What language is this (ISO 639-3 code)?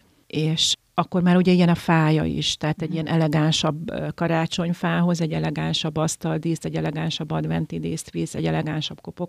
hun